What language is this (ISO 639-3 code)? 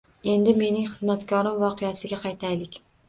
uzb